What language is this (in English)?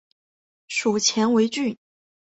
Chinese